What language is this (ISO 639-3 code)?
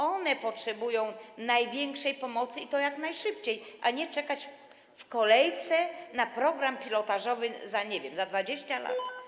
pol